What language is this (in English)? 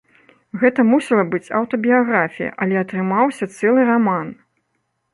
Belarusian